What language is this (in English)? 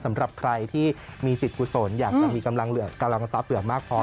Thai